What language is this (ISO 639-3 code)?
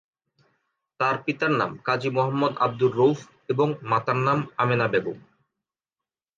ben